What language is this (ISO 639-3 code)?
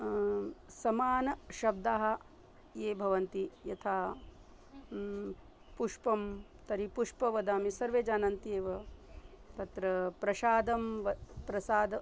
san